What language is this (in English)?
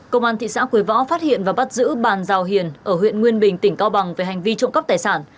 Vietnamese